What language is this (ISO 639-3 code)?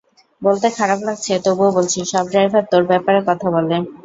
ben